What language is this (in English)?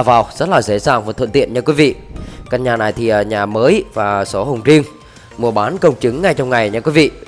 Vietnamese